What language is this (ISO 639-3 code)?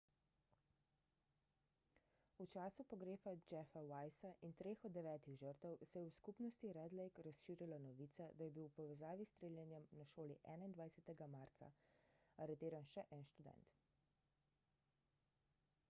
slv